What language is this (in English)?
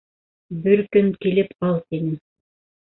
Bashkir